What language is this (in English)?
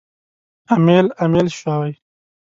Pashto